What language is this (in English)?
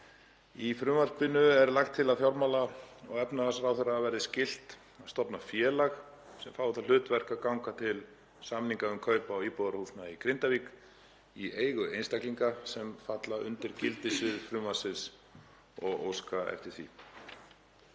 Icelandic